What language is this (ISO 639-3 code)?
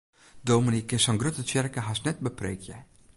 fry